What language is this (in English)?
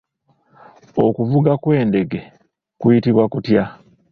Ganda